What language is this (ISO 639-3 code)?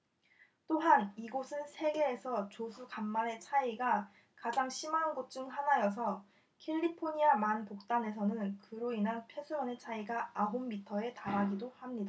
kor